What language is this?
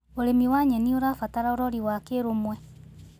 Kikuyu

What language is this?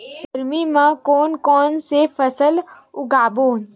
Chhattisgarhi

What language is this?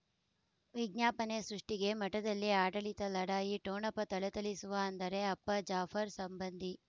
Kannada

